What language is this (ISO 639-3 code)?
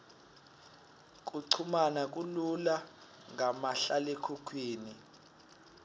ssw